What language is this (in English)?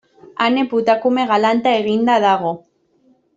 Basque